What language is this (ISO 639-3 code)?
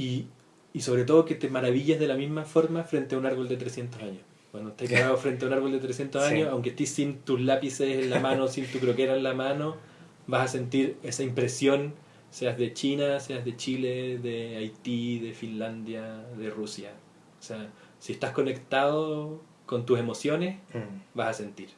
spa